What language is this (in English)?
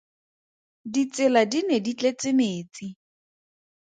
Tswana